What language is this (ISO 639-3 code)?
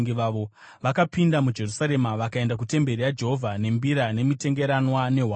sna